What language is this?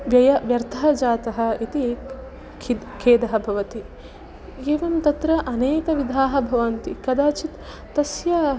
Sanskrit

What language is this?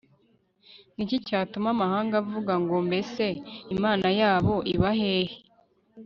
Kinyarwanda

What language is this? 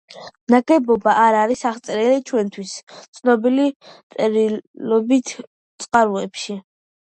Georgian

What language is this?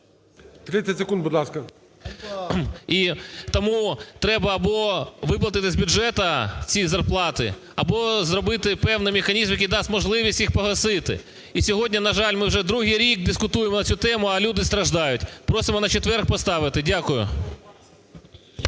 Ukrainian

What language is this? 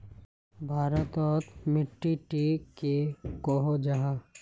Magahi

